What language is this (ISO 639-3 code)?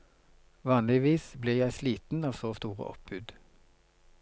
nor